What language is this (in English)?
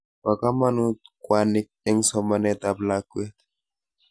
Kalenjin